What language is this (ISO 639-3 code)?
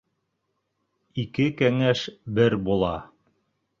bak